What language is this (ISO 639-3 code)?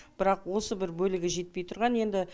kaz